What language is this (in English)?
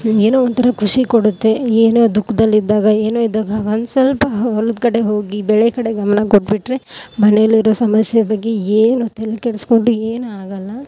Kannada